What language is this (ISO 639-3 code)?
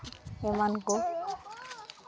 sat